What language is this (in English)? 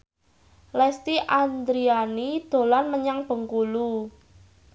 Javanese